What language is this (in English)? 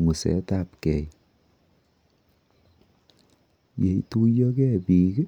Kalenjin